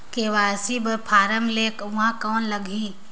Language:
Chhattisgarhi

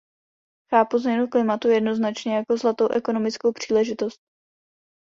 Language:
Czech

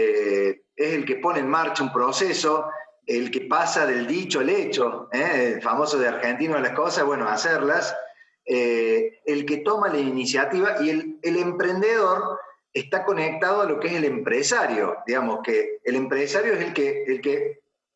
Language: Spanish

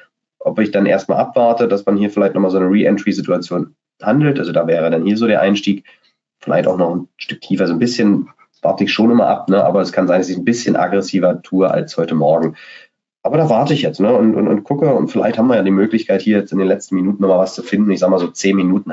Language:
German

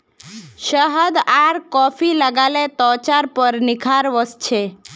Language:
Magahi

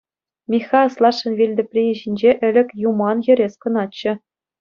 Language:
Chuvash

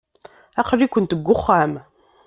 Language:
Kabyle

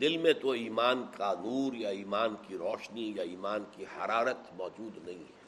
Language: Urdu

